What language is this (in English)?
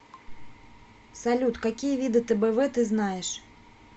Russian